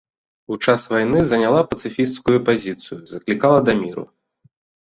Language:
Belarusian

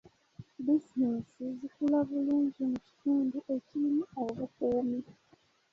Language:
Ganda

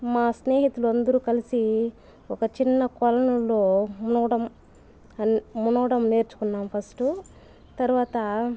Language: Telugu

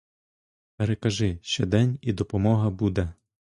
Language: Ukrainian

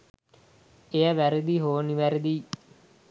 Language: Sinhala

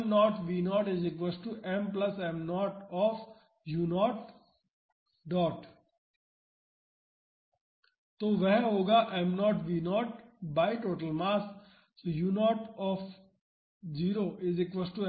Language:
Hindi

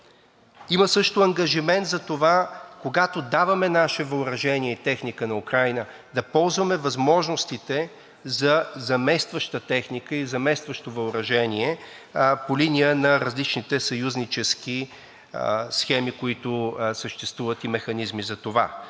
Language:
Bulgarian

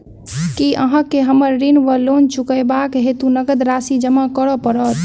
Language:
Maithili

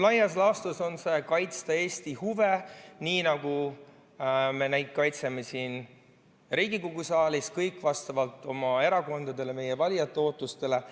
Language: Estonian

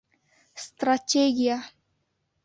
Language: Bashkir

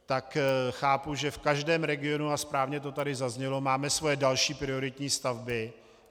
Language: Czech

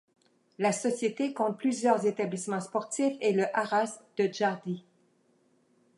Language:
French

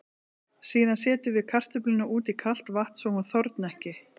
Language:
Icelandic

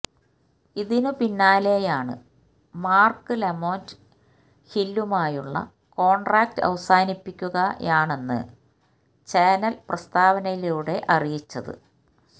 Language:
Malayalam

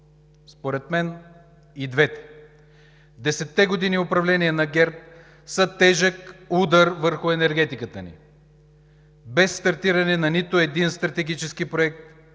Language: Bulgarian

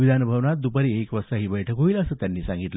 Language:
Marathi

